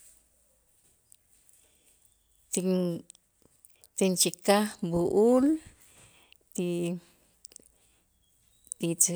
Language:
Itzá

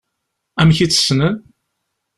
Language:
Kabyle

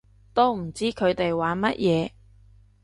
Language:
Cantonese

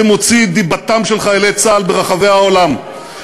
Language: Hebrew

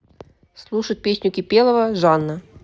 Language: Russian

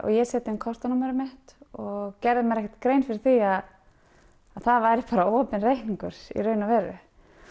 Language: Icelandic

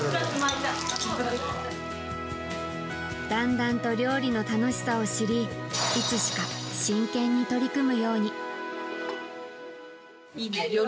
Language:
Japanese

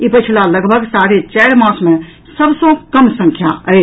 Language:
Maithili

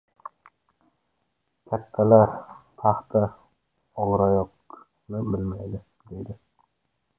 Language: Uzbek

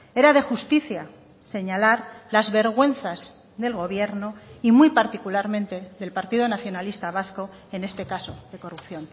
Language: Spanish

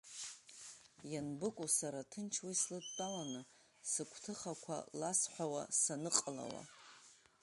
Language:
Abkhazian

